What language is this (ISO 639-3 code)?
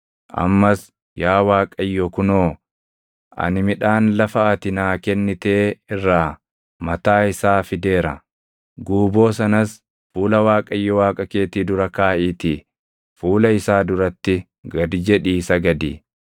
orm